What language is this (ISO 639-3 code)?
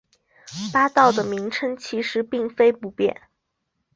zho